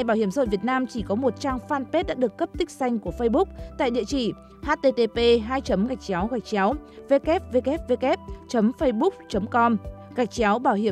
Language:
Vietnamese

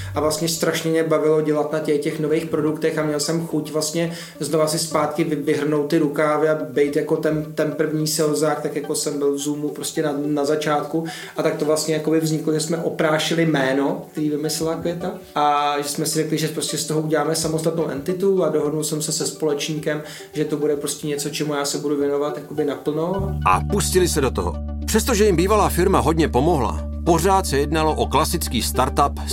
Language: Czech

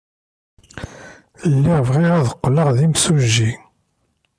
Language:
Kabyle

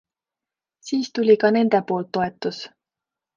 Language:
Estonian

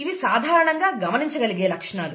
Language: Telugu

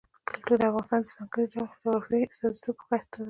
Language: Pashto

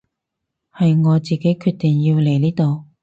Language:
Cantonese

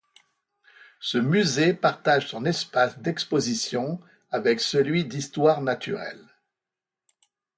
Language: French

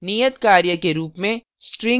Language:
Hindi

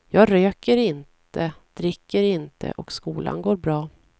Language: Swedish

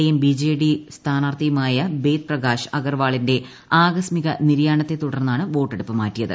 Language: Malayalam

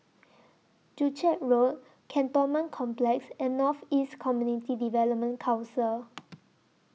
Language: English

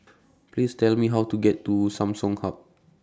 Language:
English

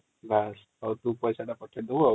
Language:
Odia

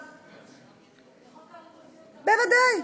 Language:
Hebrew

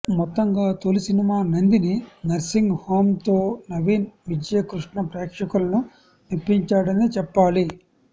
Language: Telugu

